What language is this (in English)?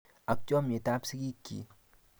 Kalenjin